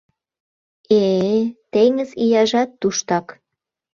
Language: Mari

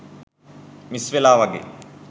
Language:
Sinhala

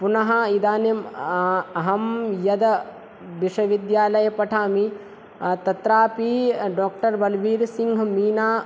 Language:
Sanskrit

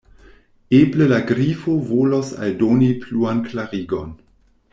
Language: Esperanto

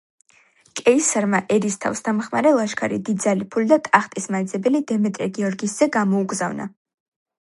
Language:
Georgian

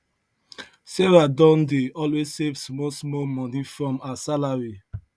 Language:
Nigerian Pidgin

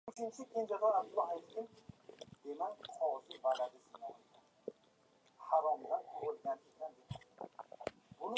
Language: Uzbek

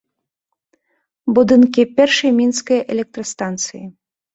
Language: Belarusian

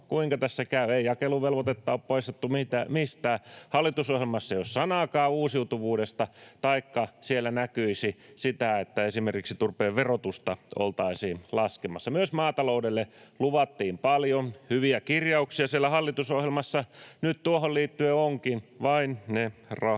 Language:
Finnish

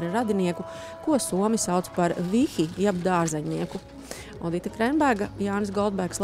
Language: Latvian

